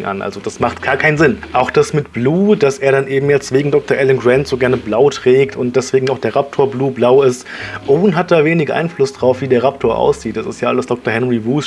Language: German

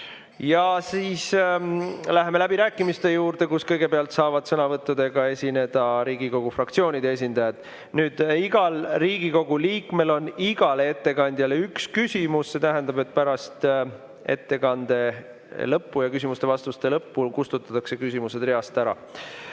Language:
Estonian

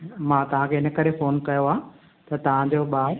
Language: Sindhi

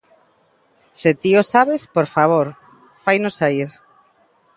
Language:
Galician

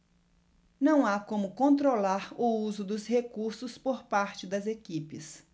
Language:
Portuguese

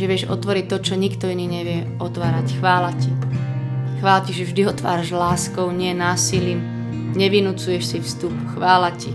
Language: Slovak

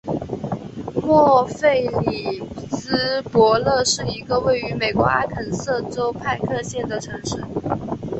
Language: Chinese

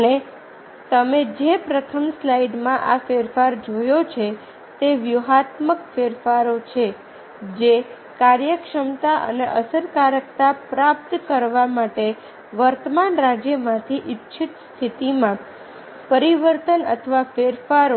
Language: Gujarati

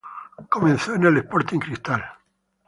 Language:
Spanish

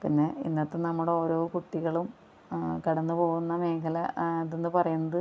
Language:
Malayalam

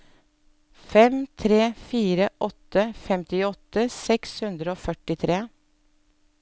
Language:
Norwegian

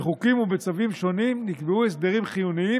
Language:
Hebrew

